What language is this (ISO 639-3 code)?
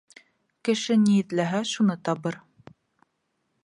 bak